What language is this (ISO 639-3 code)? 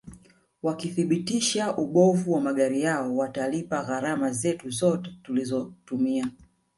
swa